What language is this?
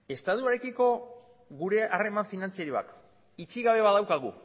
Basque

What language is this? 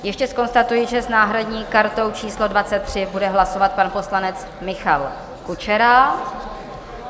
Czech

